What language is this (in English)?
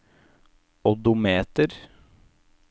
Norwegian